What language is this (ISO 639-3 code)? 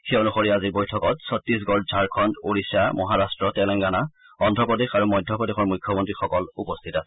asm